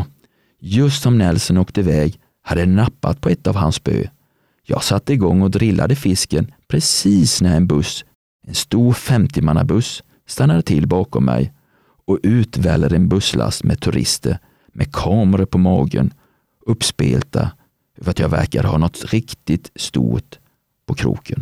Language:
Swedish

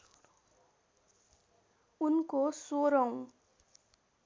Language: Nepali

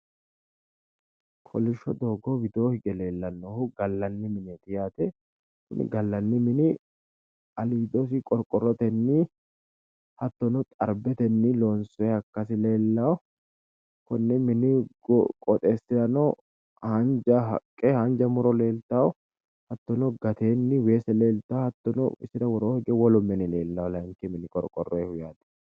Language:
Sidamo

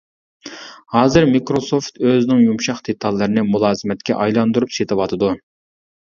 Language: Uyghur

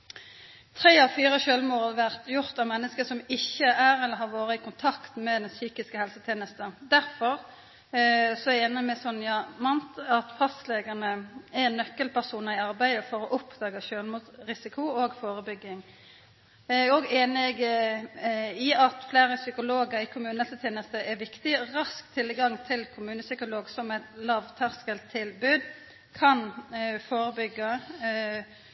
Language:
Norwegian Nynorsk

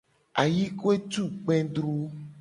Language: Gen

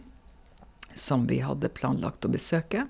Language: Norwegian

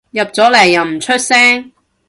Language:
Cantonese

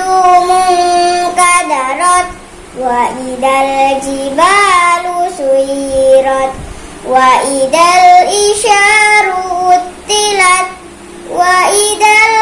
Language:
Indonesian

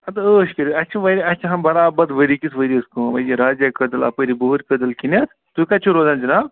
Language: Kashmiri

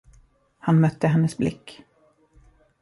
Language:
Swedish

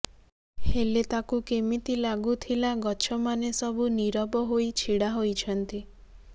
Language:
Odia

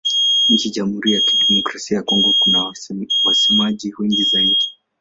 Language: Swahili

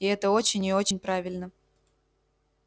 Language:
Russian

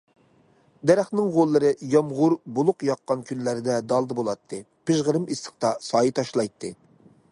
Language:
Uyghur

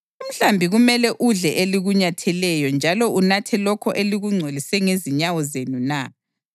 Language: North Ndebele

